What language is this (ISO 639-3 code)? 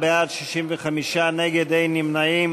heb